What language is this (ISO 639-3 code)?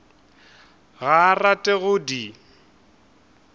nso